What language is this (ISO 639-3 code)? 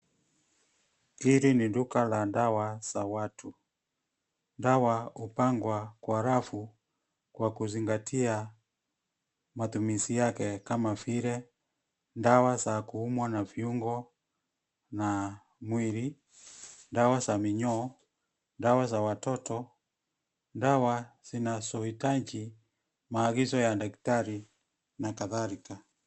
swa